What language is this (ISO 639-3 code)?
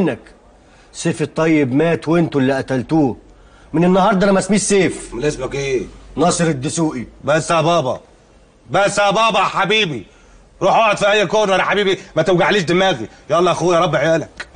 ara